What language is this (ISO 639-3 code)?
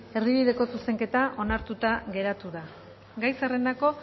eus